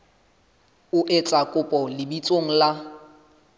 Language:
Southern Sotho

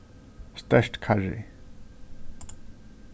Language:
Faroese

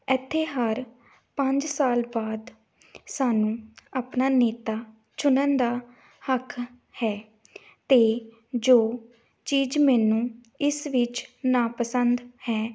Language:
Punjabi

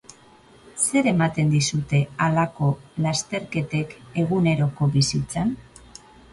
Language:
Basque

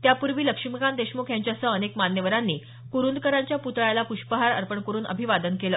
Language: Marathi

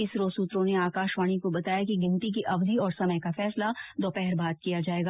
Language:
Hindi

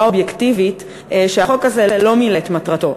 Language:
Hebrew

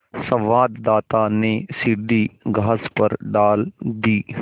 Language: Hindi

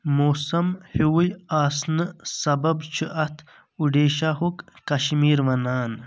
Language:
Kashmiri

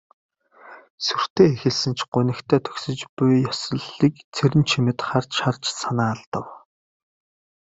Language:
Mongolian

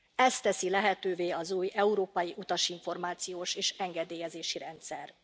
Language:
Hungarian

